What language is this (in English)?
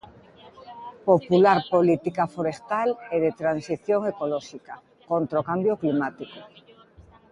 Galician